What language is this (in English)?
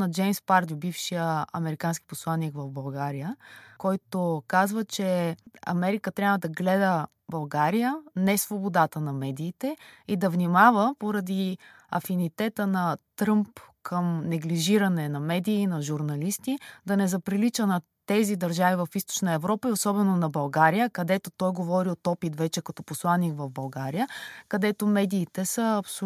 Bulgarian